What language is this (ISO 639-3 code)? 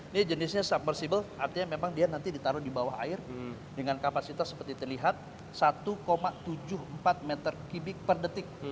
ind